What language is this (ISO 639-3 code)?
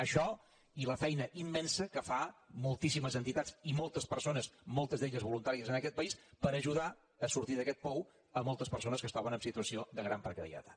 cat